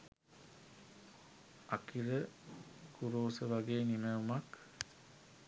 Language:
Sinhala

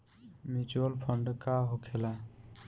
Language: Bhojpuri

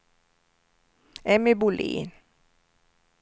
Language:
Swedish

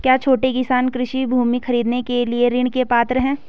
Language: Hindi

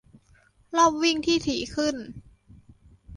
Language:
Thai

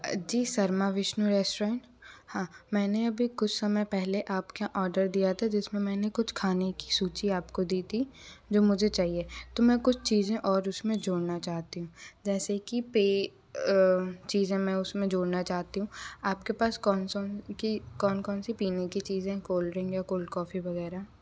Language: Hindi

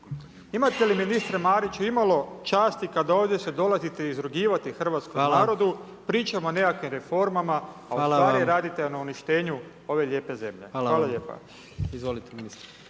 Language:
Croatian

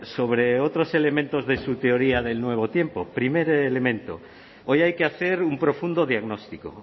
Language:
Spanish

